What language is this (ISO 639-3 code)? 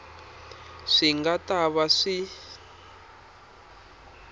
tso